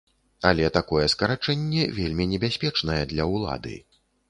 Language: Belarusian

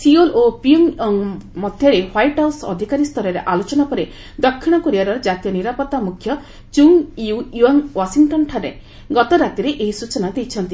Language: Odia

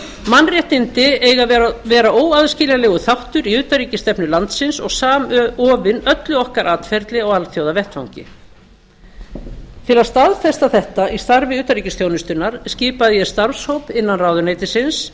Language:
Icelandic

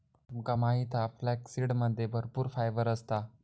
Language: Marathi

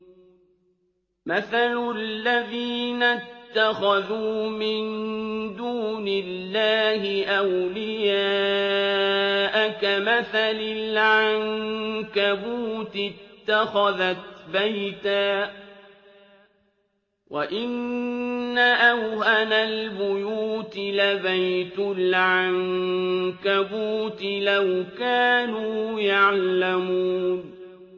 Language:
Arabic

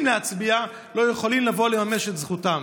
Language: Hebrew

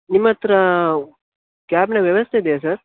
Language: Kannada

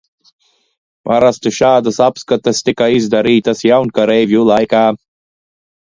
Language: Latvian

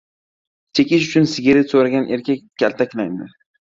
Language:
Uzbek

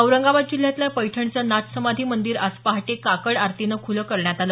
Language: Marathi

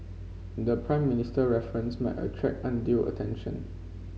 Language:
English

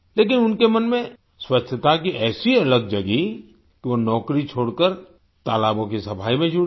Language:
Hindi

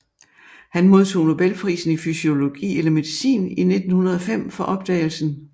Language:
Danish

